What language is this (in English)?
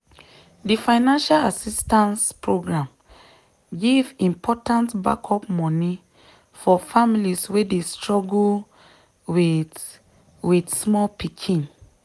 Nigerian Pidgin